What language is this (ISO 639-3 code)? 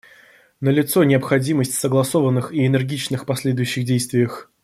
rus